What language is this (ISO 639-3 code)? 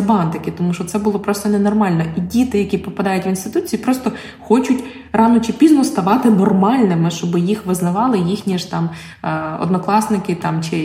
ukr